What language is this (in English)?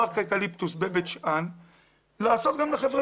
Hebrew